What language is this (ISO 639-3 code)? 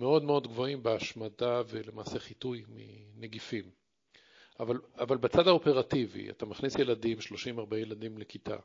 heb